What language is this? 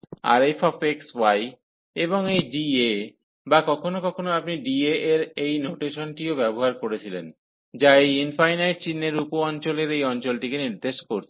Bangla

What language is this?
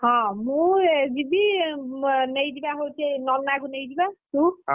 Odia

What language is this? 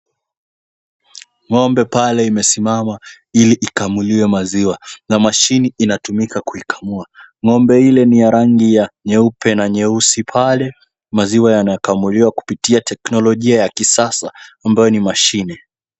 Swahili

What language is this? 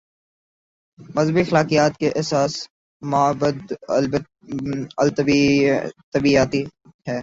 Urdu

